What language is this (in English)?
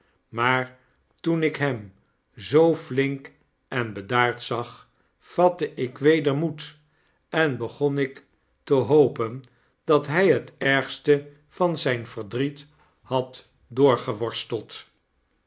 Dutch